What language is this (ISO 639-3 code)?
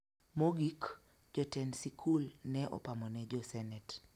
luo